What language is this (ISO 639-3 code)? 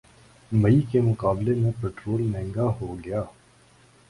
urd